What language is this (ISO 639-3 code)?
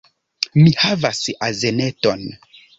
epo